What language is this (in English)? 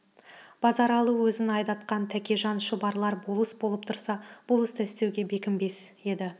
Kazakh